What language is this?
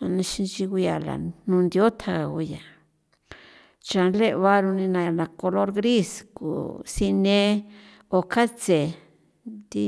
San Felipe Otlaltepec Popoloca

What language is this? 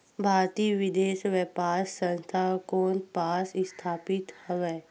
Chhattisgarhi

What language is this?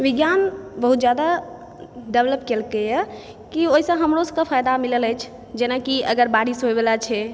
Maithili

